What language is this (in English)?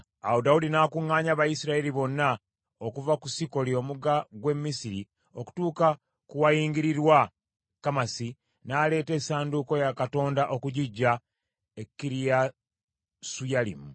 Ganda